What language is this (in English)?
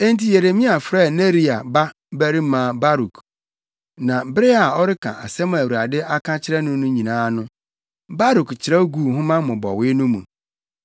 Akan